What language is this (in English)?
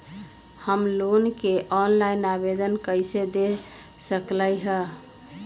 Magahi